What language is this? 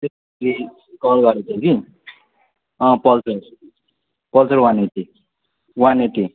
Nepali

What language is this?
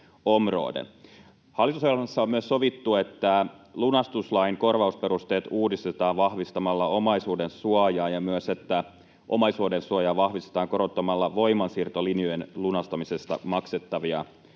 Finnish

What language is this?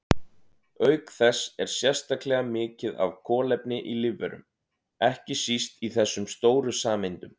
Icelandic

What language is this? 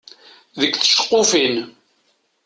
Kabyle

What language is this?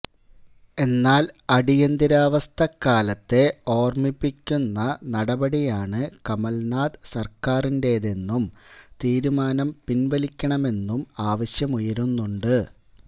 Malayalam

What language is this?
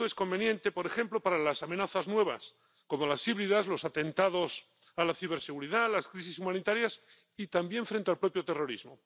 Spanish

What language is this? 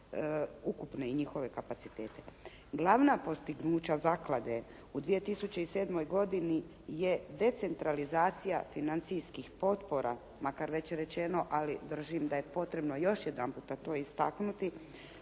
Croatian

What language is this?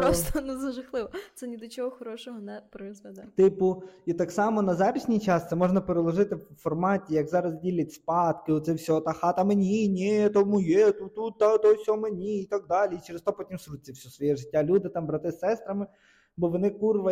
Ukrainian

